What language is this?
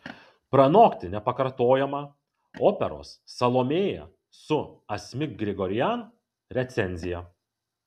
Lithuanian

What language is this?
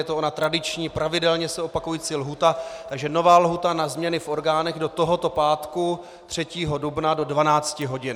Czech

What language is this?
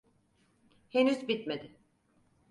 Turkish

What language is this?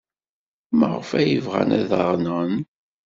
Kabyle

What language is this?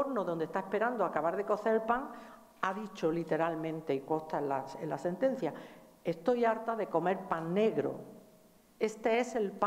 Spanish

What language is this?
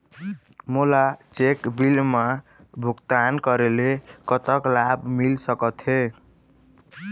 Chhattisgarhi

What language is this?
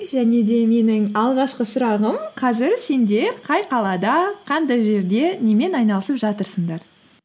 Kazakh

